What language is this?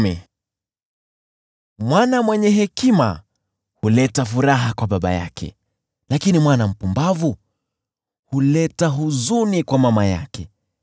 Swahili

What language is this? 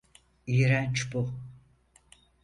Turkish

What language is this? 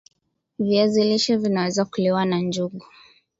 Swahili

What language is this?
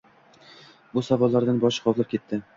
Uzbek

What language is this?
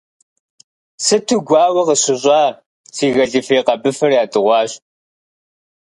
Kabardian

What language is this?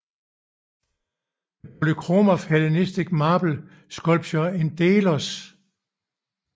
Danish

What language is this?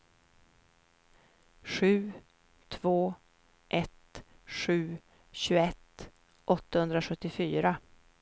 Swedish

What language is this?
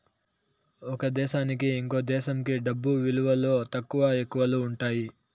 Telugu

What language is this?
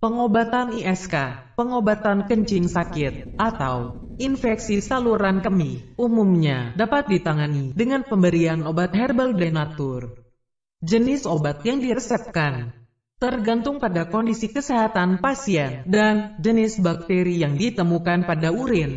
Indonesian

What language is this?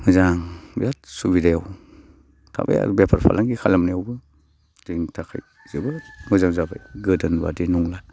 Bodo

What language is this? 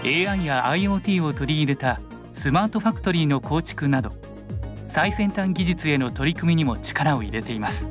Japanese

